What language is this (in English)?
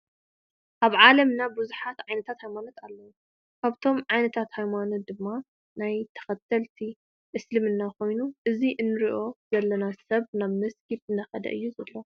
Tigrinya